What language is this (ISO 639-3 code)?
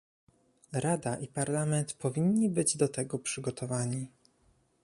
pol